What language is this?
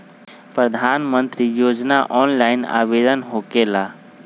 Magahi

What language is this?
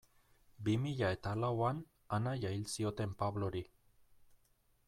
Basque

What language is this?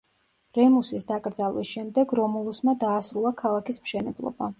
Georgian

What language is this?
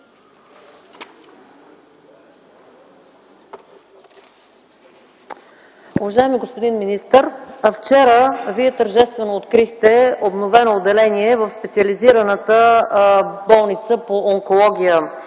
Bulgarian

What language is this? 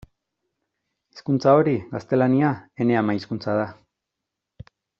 Basque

